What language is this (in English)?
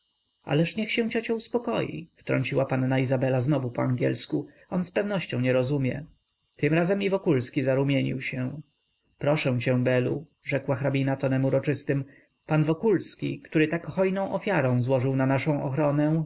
Polish